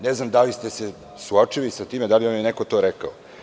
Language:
Serbian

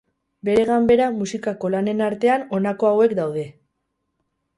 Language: Basque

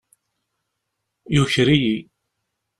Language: Kabyle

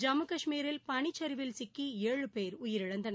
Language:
Tamil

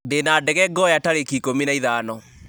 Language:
Kikuyu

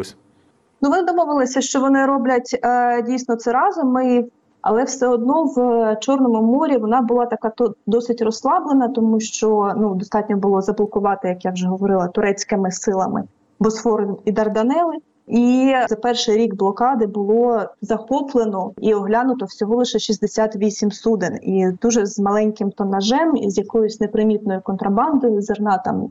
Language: Ukrainian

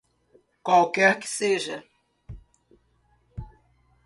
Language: Portuguese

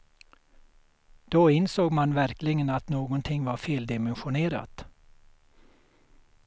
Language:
Swedish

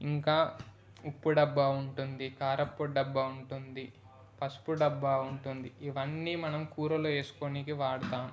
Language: Telugu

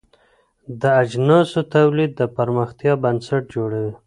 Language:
Pashto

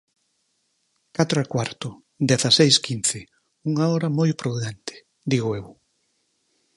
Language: Galician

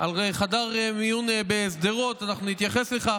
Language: Hebrew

